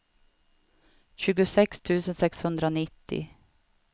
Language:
Swedish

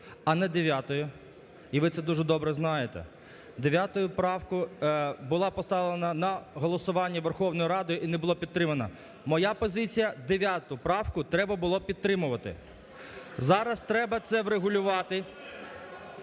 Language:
Ukrainian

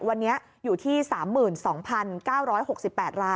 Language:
Thai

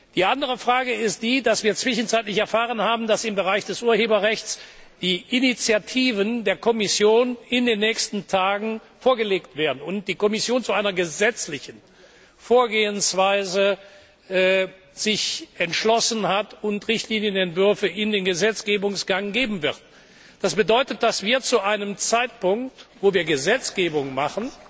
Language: German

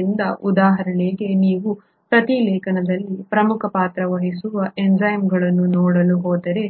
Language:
Kannada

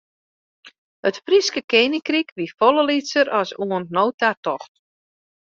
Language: Western Frisian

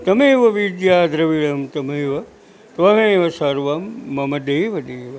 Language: Gujarati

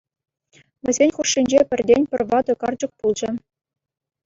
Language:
Chuvash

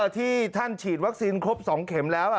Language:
Thai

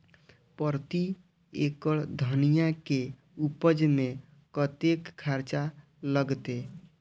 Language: Maithili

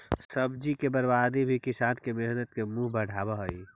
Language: Magahi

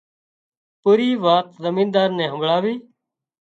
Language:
Wadiyara Koli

